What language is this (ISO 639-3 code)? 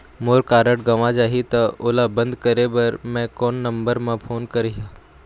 hne